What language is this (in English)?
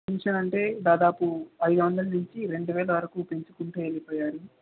Telugu